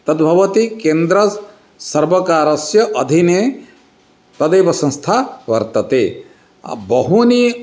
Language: Sanskrit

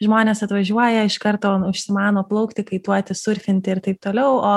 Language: Lithuanian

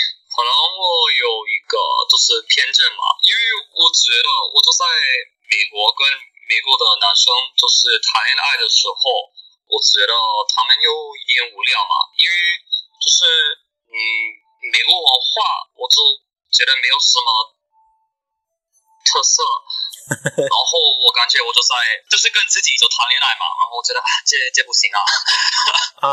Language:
Chinese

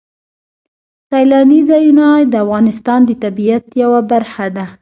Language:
Pashto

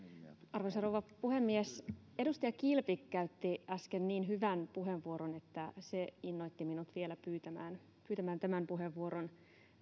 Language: Finnish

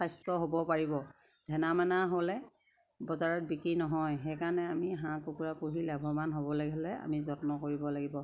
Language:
Assamese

